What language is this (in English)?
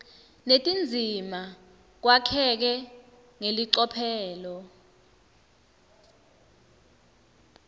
Swati